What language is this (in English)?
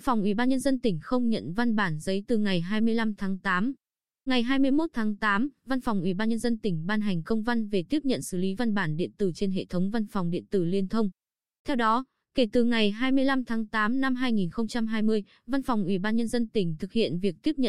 Vietnamese